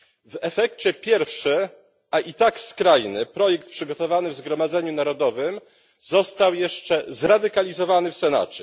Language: Polish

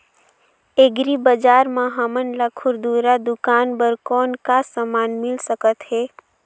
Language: Chhattisgarhi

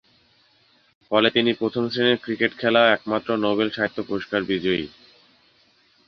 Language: Bangla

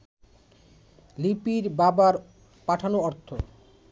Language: Bangla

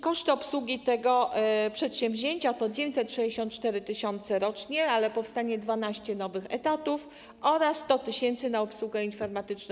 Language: Polish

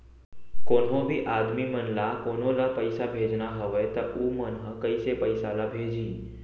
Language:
Chhattisgarhi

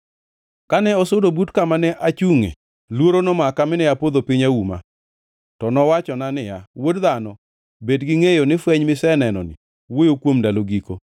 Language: Luo (Kenya and Tanzania)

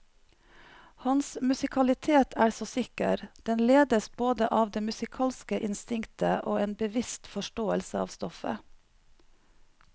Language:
Norwegian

